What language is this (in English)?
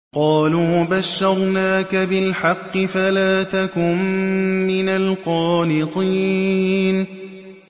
Arabic